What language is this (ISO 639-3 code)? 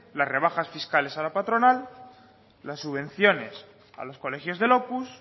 spa